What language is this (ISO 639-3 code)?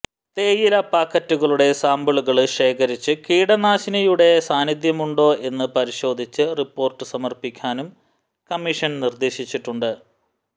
mal